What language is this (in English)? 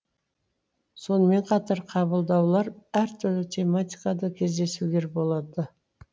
Kazakh